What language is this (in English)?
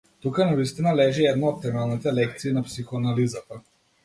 Macedonian